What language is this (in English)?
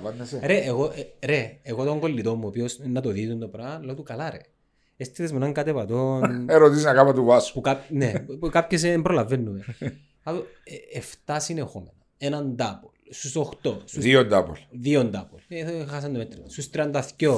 Greek